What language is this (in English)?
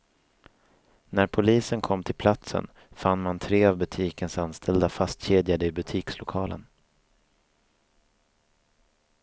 Swedish